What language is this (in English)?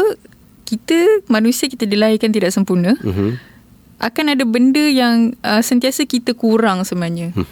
Malay